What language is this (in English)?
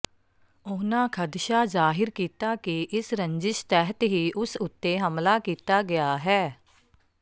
Punjabi